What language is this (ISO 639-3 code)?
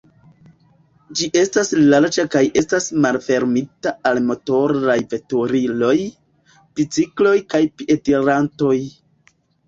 epo